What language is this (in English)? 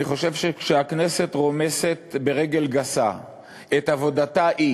Hebrew